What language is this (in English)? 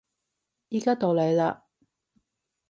Cantonese